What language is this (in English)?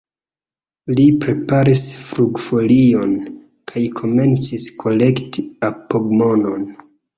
Esperanto